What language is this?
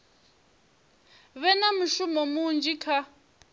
Venda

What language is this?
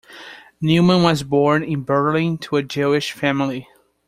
English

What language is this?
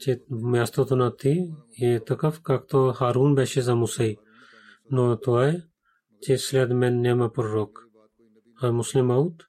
Bulgarian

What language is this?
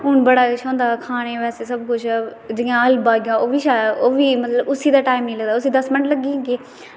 Dogri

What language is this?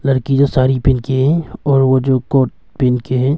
Hindi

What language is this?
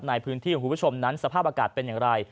Thai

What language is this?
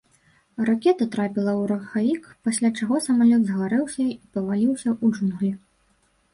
Belarusian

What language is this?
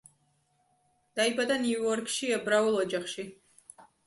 Georgian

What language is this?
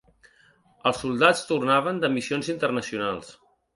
Catalan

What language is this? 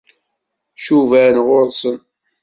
Kabyle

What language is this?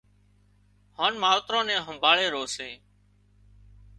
Wadiyara Koli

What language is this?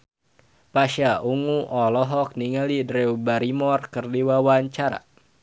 Sundanese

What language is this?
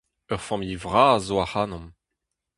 Breton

